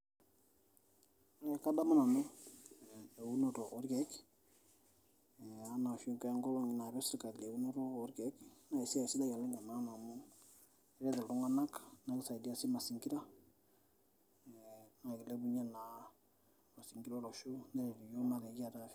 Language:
Masai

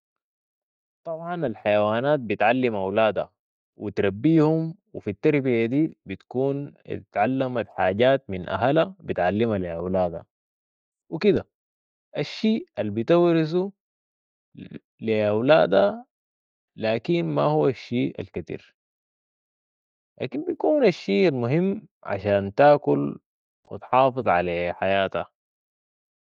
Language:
Sudanese Arabic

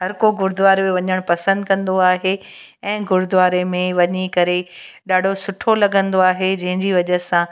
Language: Sindhi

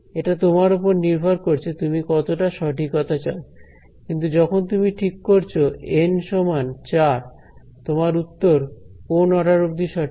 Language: Bangla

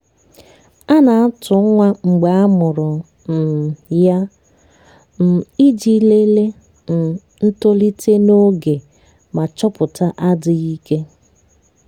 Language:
Igbo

